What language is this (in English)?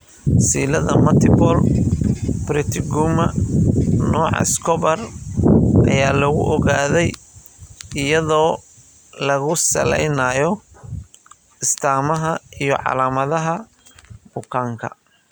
Somali